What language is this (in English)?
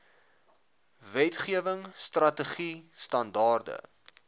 Afrikaans